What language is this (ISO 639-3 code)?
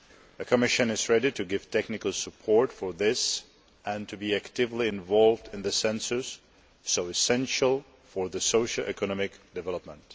eng